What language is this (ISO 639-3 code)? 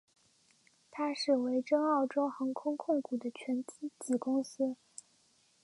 zho